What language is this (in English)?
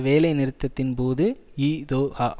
Tamil